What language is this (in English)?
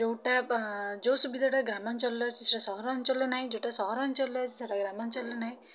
Odia